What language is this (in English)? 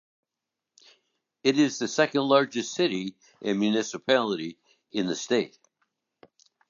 English